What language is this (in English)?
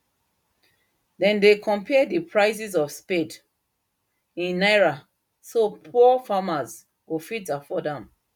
Nigerian Pidgin